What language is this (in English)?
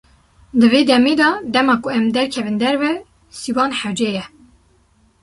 Kurdish